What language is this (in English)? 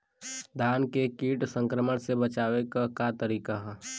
Bhojpuri